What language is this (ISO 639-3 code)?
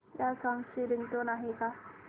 mar